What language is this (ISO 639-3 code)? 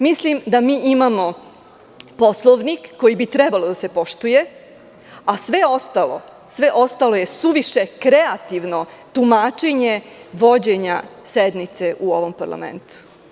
srp